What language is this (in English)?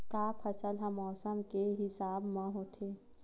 Chhattisgarhi